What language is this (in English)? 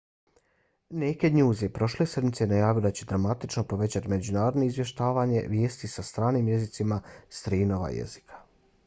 Bosnian